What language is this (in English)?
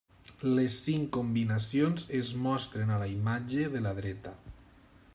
Catalan